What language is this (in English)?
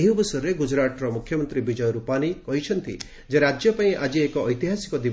Odia